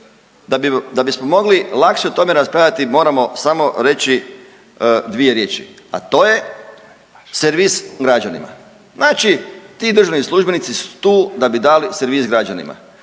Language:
Croatian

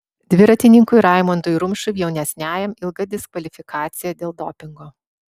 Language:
Lithuanian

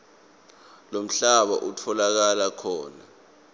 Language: Swati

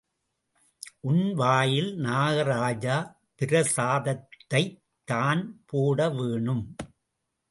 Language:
Tamil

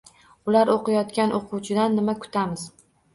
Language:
Uzbek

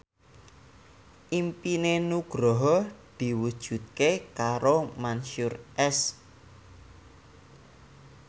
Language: Javanese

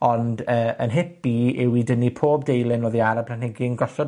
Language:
Welsh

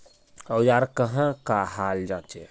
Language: Magahi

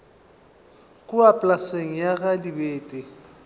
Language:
Northern Sotho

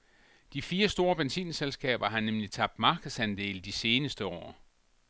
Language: Danish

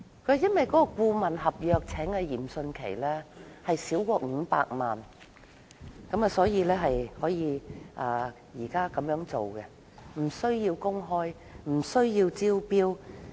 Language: Cantonese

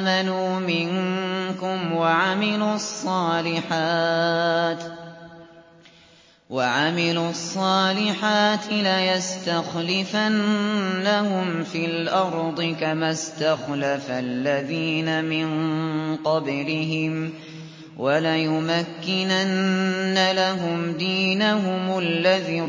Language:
Arabic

